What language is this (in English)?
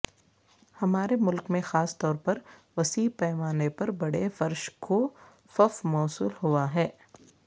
Urdu